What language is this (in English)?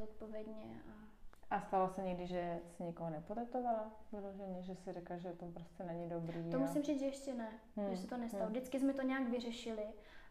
Czech